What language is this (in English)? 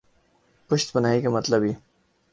Urdu